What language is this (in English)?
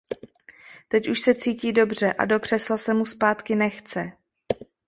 Czech